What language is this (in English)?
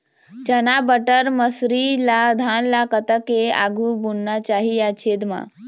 Chhattisgarhi